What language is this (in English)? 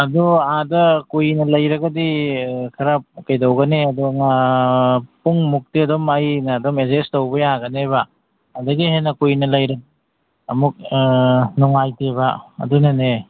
Manipuri